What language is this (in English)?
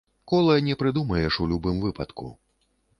Belarusian